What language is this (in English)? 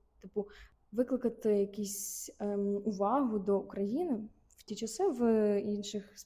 Ukrainian